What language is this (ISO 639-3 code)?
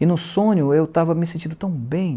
por